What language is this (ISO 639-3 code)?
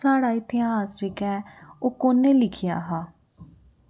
doi